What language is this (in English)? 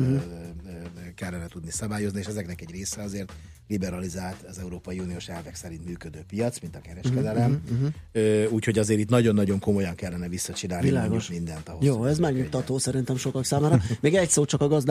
Hungarian